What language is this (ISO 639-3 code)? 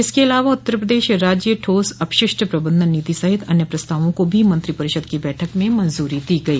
hin